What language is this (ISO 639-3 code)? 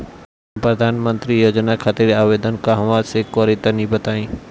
bho